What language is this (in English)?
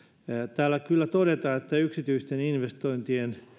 Finnish